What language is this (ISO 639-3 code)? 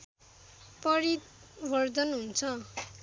nep